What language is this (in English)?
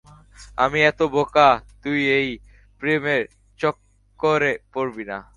Bangla